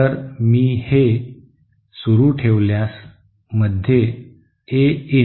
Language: Marathi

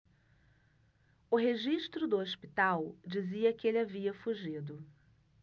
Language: Portuguese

